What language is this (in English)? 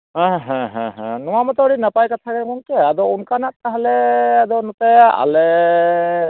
Santali